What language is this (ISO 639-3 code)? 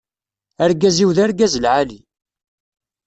kab